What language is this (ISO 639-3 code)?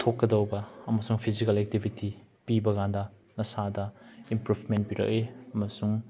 mni